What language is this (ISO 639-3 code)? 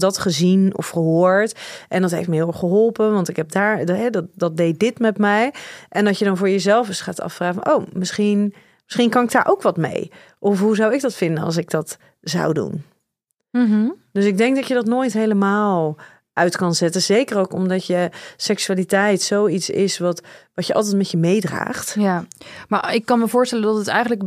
nld